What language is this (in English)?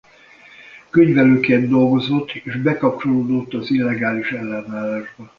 Hungarian